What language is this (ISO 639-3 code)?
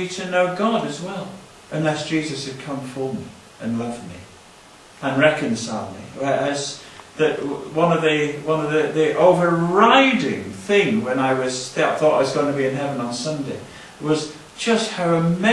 eng